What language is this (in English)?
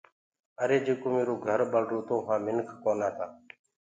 Gurgula